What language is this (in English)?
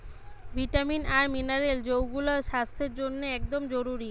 Bangla